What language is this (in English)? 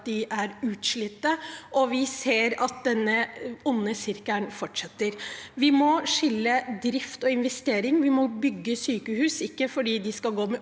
Norwegian